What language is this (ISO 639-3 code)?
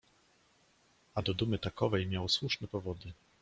pol